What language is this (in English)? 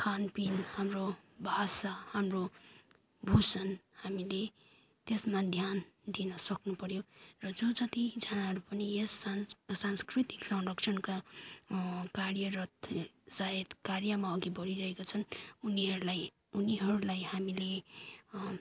Nepali